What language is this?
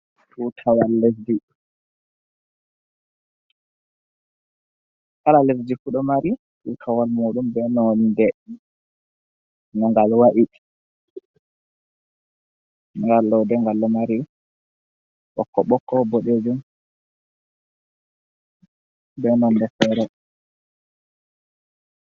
Fula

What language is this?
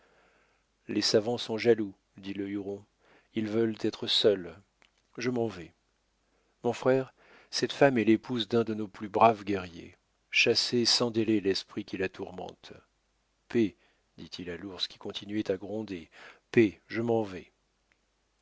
French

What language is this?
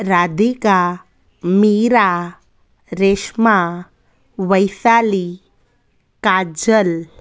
Sindhi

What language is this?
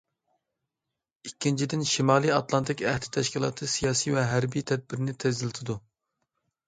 Uyghur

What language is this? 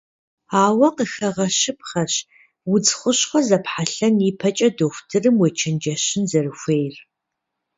Kabardian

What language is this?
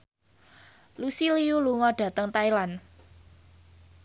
Javanese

